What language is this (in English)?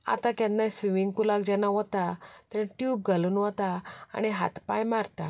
Konkani